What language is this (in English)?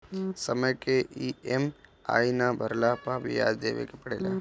Bhojpuri